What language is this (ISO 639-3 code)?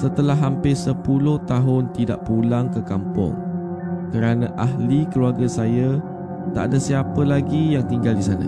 msa